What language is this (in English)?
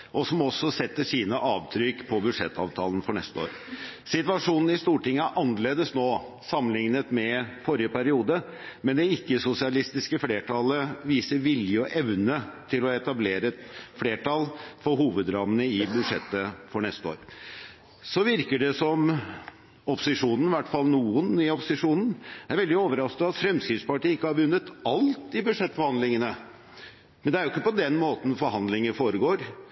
Norwegian Bokmål